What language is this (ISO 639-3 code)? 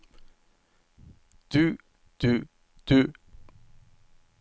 nor